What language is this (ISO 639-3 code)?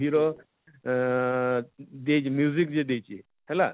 ori